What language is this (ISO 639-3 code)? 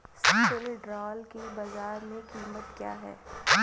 hin